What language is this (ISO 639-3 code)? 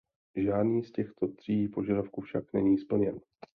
ces